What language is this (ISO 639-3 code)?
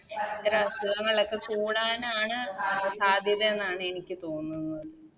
mal